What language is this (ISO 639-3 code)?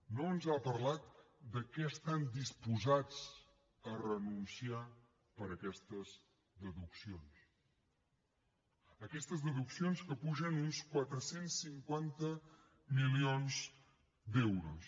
cat